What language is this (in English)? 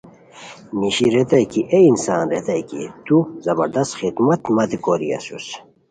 Khowar